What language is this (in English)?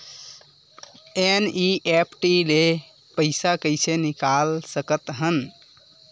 Chhattisgarhi